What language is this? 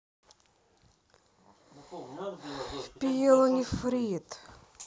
Russian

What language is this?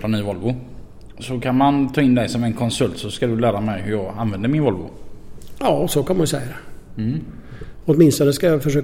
Swedish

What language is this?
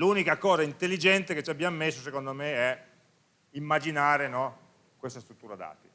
Italian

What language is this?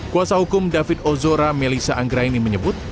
Indonesian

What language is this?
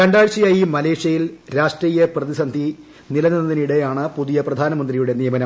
Malayalam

